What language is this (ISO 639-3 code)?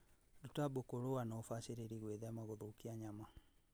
kik